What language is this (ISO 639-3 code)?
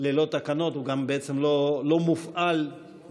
heb